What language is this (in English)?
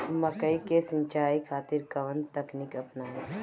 Bhojpuri